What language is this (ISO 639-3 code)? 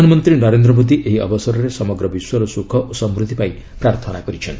ori